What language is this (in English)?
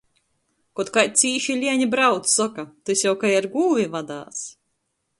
Latgalian